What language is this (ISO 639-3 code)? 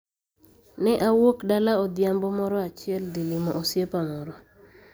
luo